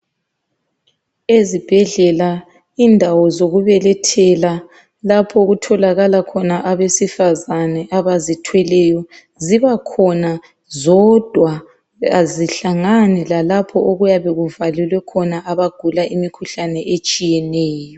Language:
North Ndebele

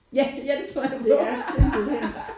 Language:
Danish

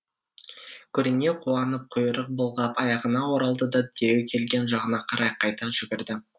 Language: Kazakh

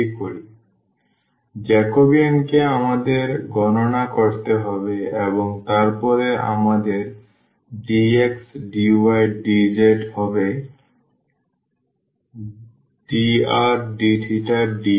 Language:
Bangla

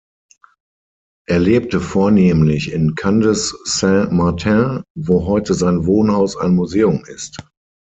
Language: German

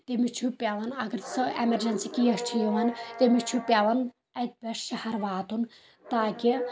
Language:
Kashmiri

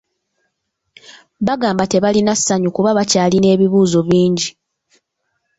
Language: Ganda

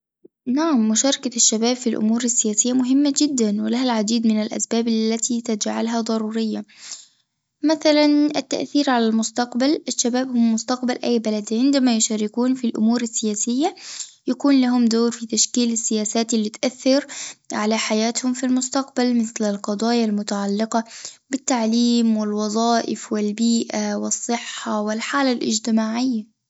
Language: Tunisian Arabic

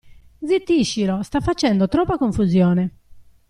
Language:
Italian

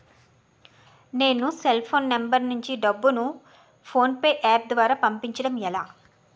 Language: Telugu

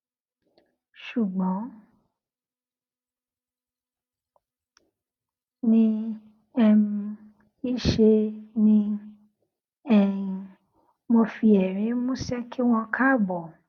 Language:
Yoruba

